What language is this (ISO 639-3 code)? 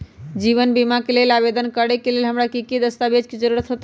mag